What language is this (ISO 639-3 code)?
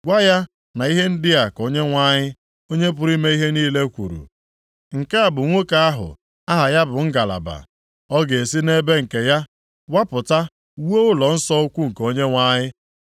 ibo